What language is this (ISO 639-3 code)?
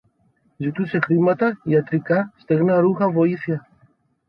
ell